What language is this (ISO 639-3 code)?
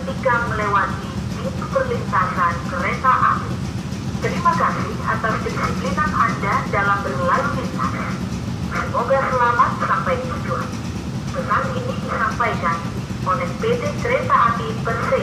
ind